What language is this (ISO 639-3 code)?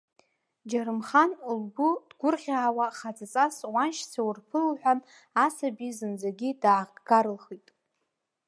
abk